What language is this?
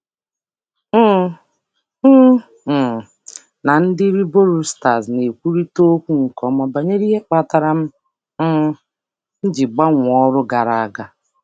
Igbo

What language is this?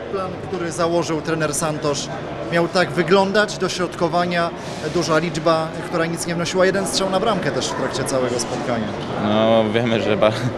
Polish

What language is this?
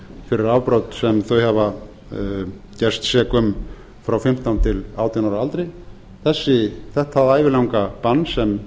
Icelandic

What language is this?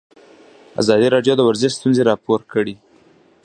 Pashto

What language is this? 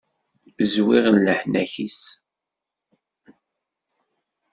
Kabyle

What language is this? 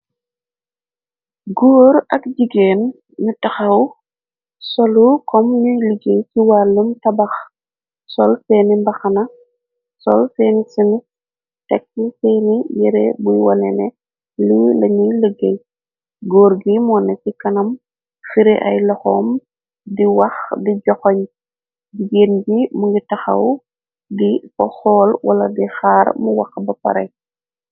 Wolof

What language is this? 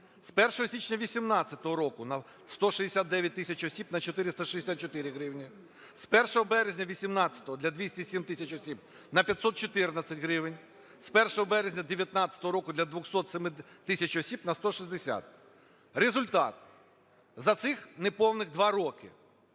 Ukrainian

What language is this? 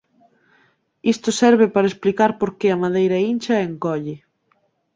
Galician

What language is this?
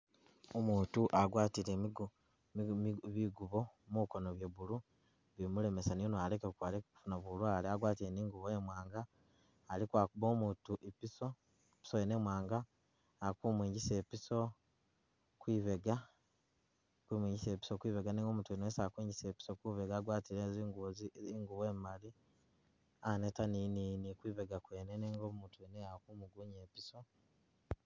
Masaaba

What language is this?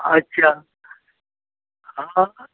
Hindi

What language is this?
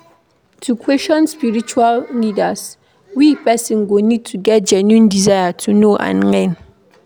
Nigerian Pidgin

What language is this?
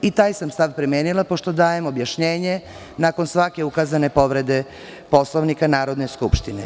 Serbian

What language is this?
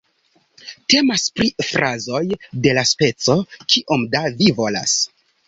Esperanto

